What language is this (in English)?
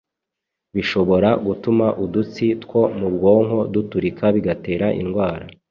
Kinyarwanda